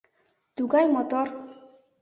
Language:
Mari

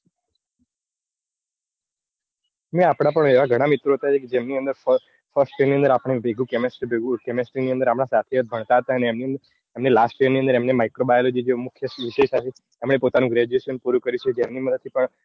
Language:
Gujarati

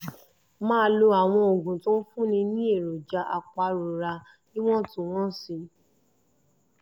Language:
Yoruba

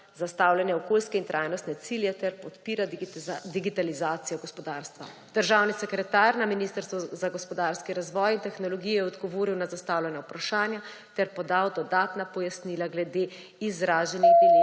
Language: Slovenian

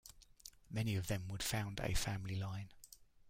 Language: English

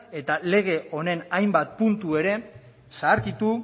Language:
Basque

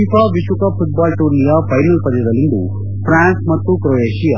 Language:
Kannada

